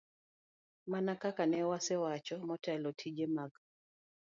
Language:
Luo (Kenya and Tanzania)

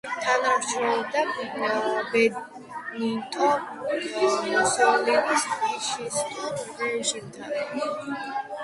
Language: Georgian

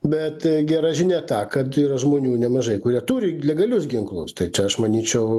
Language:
Lithuanian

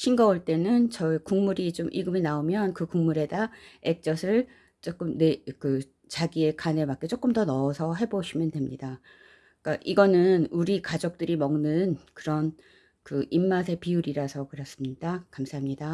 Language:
Korean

